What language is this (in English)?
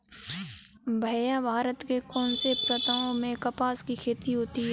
Hindi